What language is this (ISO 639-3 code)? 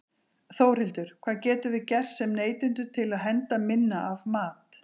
isl